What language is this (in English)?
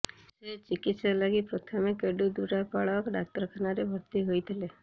Odia